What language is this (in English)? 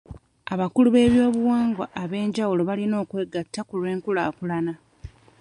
Ganda